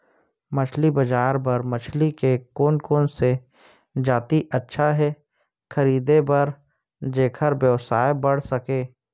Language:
Chhattisgarhi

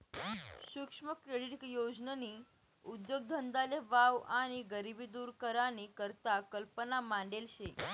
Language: Marathi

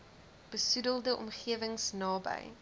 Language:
Afrikaans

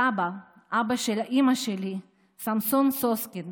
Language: Hebrew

